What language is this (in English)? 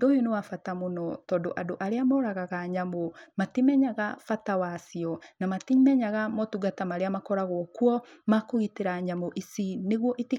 Kikuyu